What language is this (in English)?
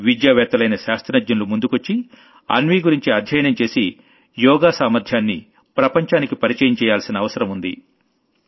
Telugu